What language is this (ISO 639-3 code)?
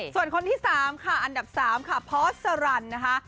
tha